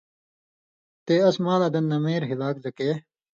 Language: Indus Kohistani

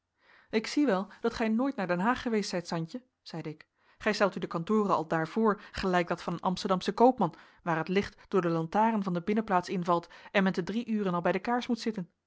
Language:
Dutch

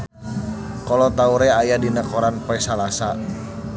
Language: Sundanese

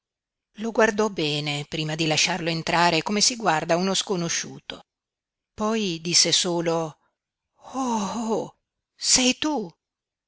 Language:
Italian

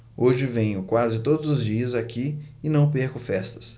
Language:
Portuguese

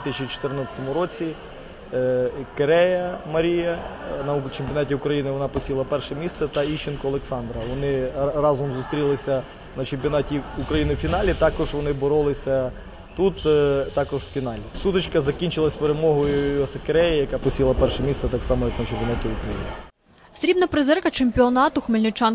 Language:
Ukrainian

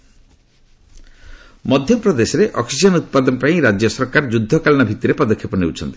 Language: Odia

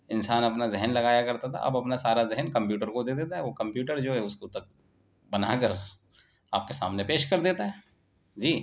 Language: Urdu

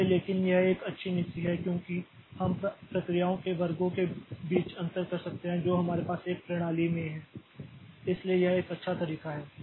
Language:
Hindi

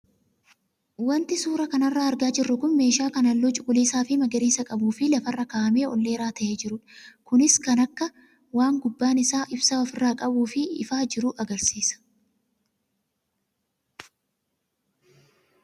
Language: Oromo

